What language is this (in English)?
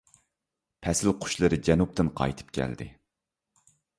Uyghur